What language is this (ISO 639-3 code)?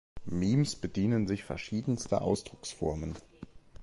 deu